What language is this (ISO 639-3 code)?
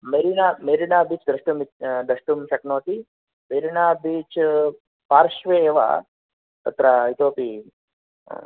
san